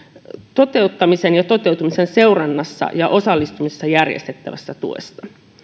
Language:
Finnish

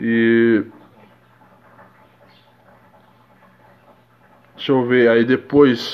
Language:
Portuguese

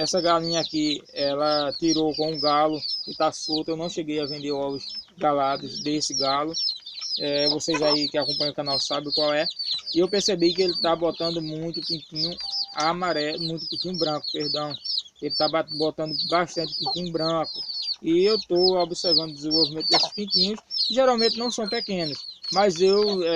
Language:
Portuguese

